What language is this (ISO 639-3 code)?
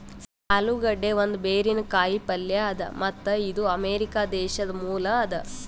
kan